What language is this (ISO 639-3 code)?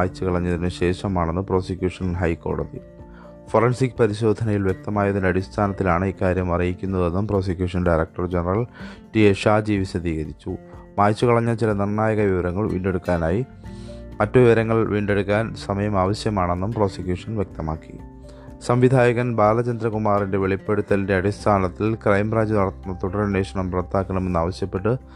mal